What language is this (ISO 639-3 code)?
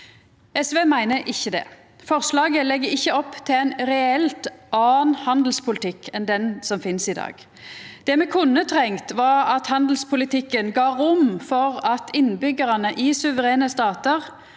nor